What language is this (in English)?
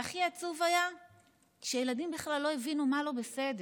Hebrew